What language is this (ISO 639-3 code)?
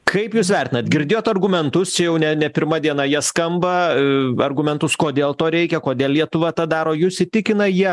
lit